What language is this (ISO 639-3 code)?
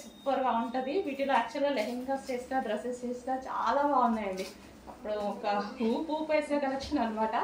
tel